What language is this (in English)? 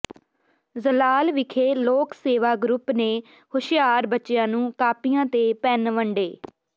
Punjabi